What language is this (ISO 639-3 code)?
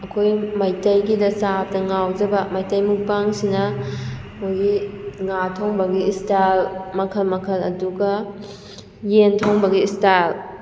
mni